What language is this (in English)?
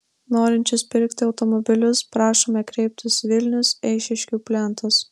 Lithuanian